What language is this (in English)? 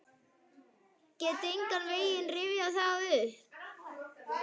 Icelandic